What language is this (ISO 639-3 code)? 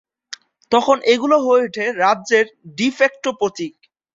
ben